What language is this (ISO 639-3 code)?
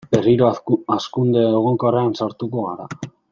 eus